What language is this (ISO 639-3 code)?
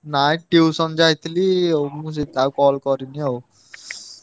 ori